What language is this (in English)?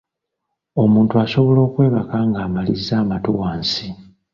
Ganda